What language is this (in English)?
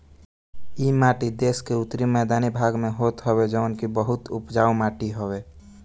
Bhojpuri